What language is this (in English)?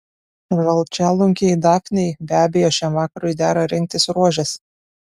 Lithuanian